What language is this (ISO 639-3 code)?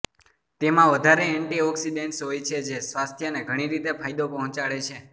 guj